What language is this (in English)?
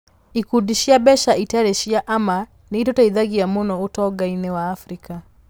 Kikuyu